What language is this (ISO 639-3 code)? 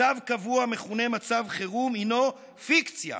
heb